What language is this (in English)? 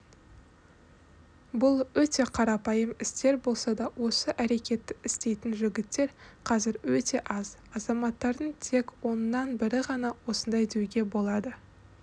Kazakh